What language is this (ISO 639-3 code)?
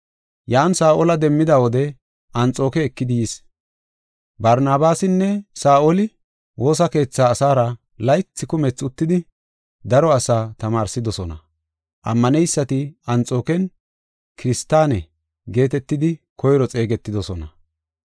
gof